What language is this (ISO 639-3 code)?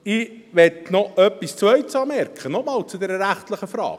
gsw